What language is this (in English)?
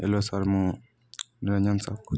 Odia